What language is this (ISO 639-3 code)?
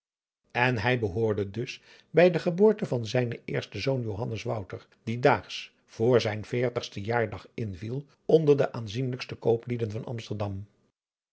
nld